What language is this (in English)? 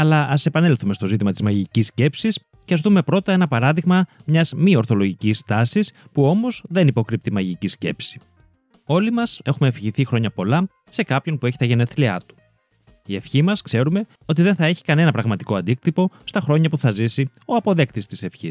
Greek